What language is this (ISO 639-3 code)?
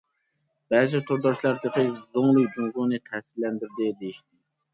uig